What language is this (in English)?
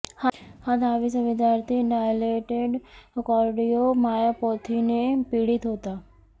Marathi